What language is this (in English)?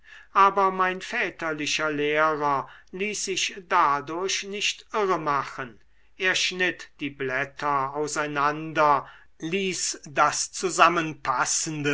German